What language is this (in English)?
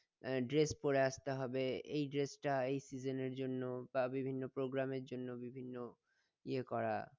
Bangla